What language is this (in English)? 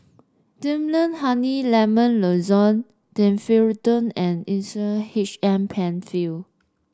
English